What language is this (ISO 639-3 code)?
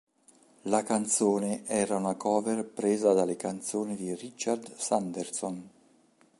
ita